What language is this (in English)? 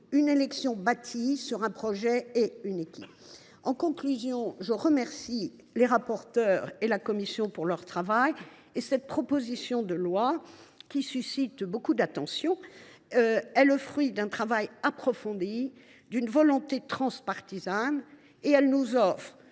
French